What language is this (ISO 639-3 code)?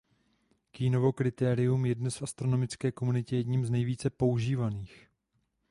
ces